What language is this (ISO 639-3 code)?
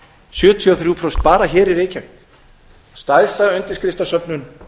isl